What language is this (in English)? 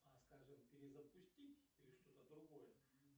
Russian